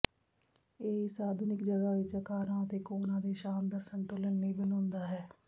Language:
Punjabi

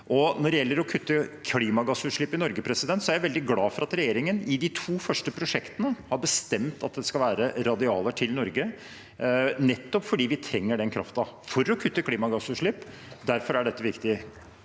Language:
Norwegian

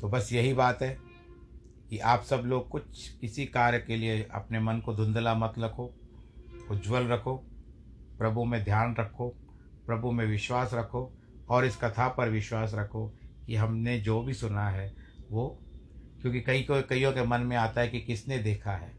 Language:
Hindi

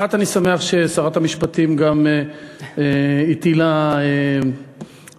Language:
Hebrew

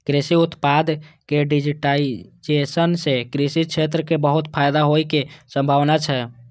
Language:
Maithili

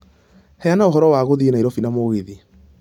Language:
Kikuyu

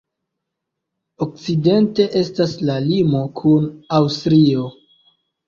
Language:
Esperanto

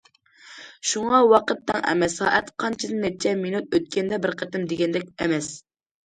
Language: Uyghur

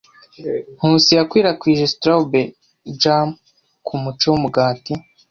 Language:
Kinyarwanda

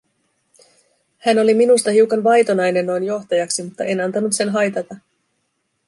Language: Finnish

